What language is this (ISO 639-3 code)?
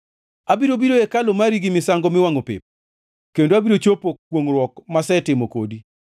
luo